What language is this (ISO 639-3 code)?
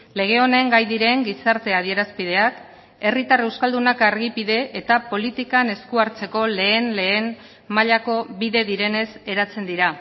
eus